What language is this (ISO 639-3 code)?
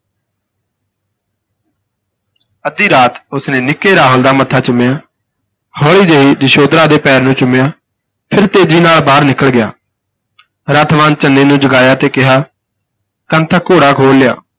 pan